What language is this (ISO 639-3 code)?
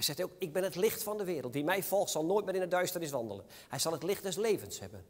nld